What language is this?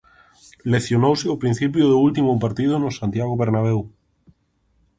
Galician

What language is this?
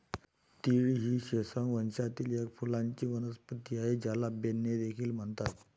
Marathi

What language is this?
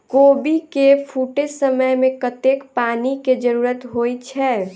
Maithili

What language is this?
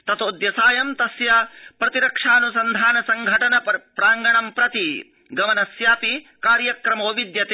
Sanskrit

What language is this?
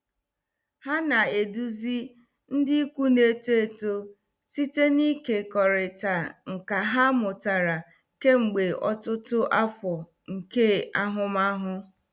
Igbo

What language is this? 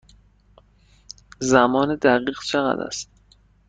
Persian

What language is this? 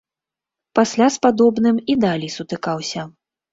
Belarusian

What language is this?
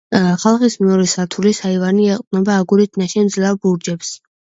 Georgian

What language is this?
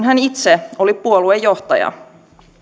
Finnish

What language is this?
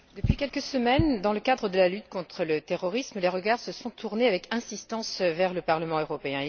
French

